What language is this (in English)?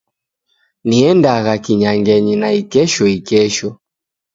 Taita